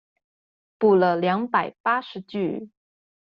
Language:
Chinese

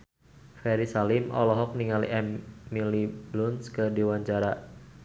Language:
Sundanese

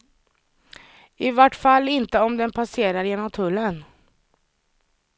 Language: Swedish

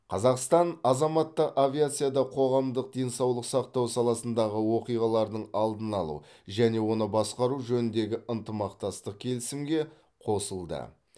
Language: Kazakh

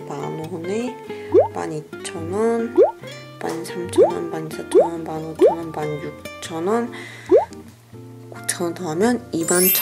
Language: Korean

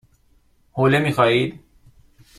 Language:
Persian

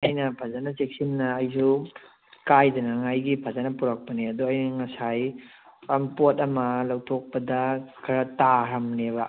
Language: Manipuri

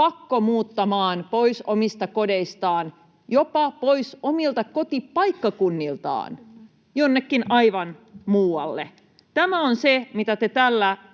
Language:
Finnish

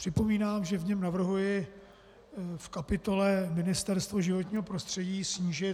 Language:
Czech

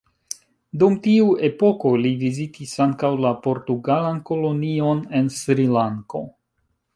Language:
Esperanto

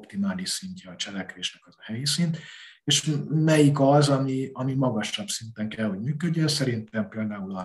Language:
Hungarian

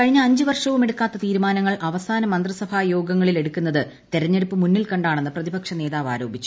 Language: Malayalam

